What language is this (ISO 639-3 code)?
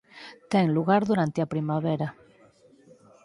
glg